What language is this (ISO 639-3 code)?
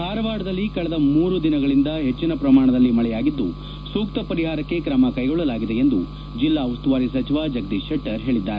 kan